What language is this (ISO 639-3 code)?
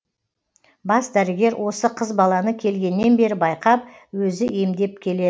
kaz